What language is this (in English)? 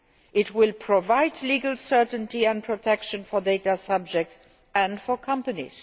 English